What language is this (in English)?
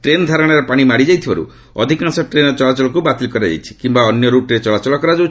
Odia